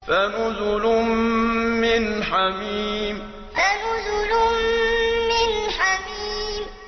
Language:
Arabic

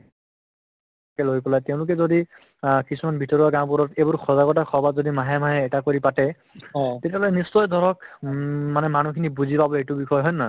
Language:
Assamese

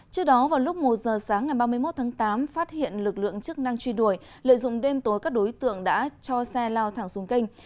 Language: Vietnamese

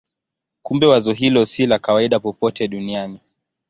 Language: Swahili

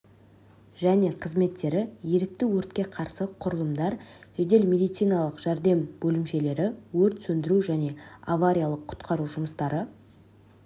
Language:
Kazakh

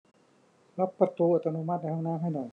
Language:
Thai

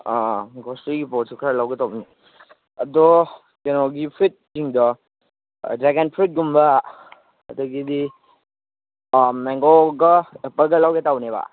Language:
Manipuri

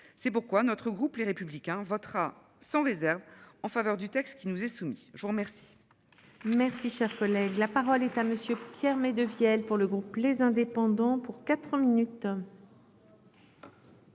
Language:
French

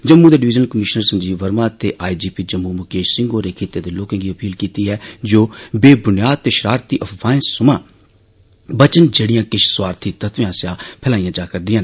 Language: Dogri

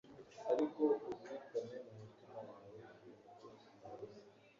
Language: Kinyarwanda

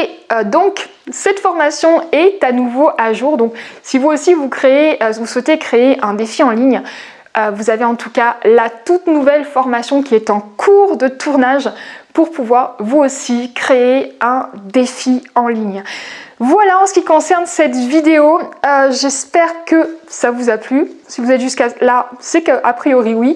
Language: French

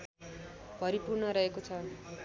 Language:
Nepali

